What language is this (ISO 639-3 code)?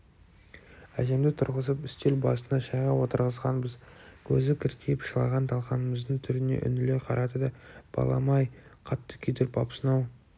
kaz